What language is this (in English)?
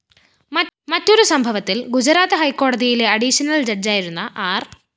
Malayalam